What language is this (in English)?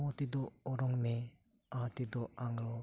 Santali